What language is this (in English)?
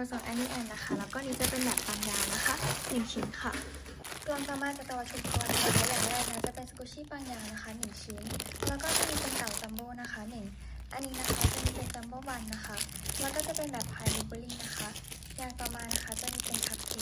Thai